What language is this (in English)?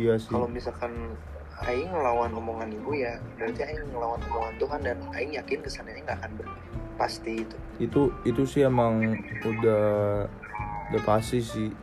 Indonesian